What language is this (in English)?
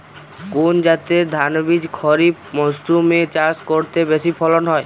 Bangla